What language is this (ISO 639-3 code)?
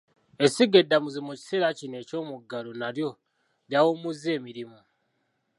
lug